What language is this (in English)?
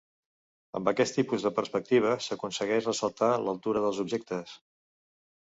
Catalan